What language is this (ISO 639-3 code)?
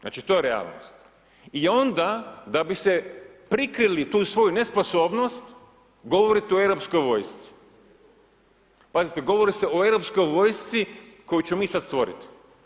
hrv